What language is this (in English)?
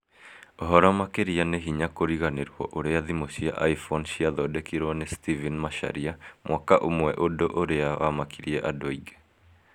Kikuyu